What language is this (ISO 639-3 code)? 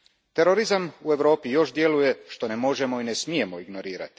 hrv